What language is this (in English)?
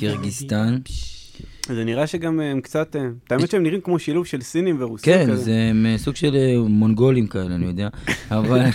Hebrew